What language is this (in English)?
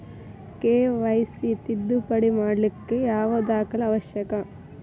Kannada